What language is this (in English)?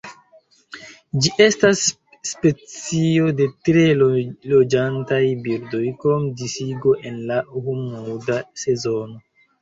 Esperanto